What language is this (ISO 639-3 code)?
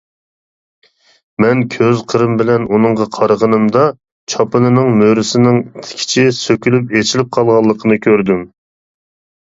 uig